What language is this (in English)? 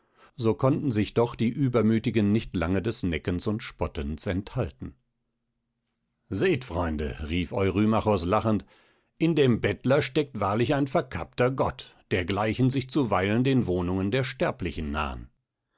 German